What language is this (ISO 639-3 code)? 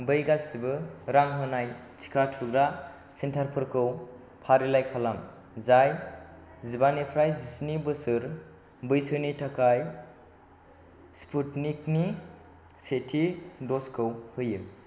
brx